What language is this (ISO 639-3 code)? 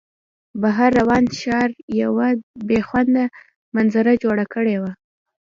pus